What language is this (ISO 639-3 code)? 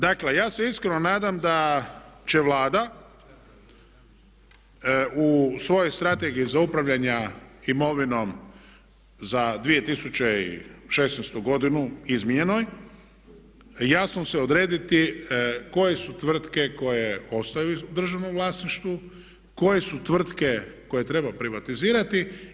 hrv